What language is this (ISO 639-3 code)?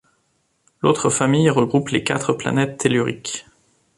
fra